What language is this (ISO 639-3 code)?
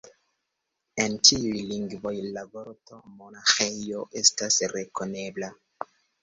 epo